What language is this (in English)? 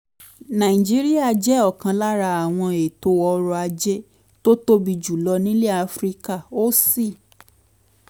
Yoruba